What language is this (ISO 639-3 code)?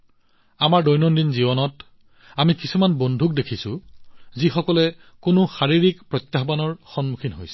asm